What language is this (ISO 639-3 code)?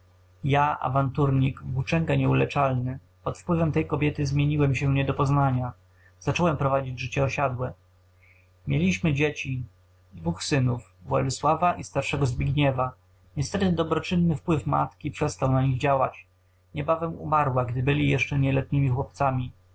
pol